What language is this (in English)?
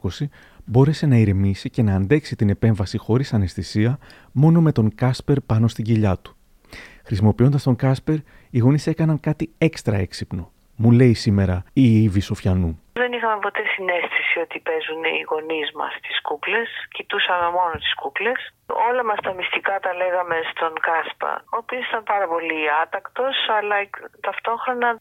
Greek